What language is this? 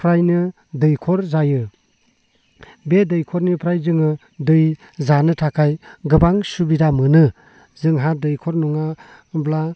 Bodo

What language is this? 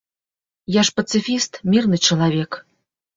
Belarusian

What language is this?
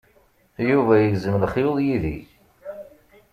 Kabyle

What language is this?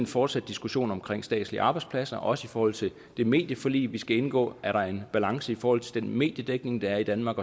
Danish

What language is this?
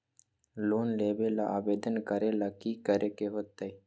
Magahi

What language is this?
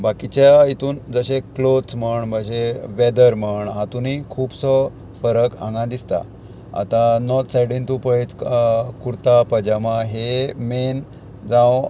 Konkani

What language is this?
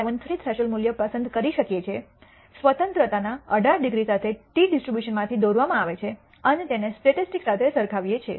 Gujarati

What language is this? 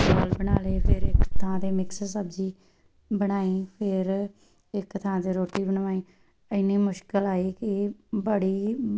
Punjabi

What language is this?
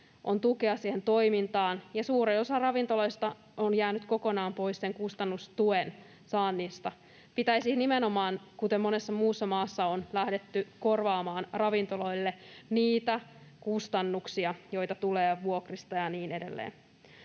Finnish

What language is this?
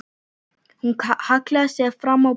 Icelandic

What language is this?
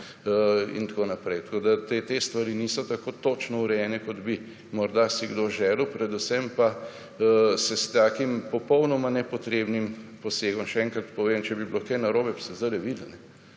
Slovenian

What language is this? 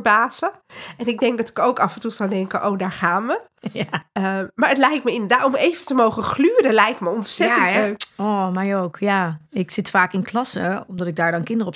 Dutch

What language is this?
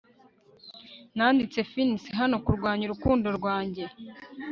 Kinyarwanda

